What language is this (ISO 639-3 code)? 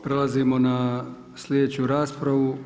hrv